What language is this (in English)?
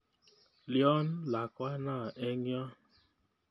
Kalenjin